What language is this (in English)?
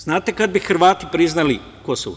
Serbian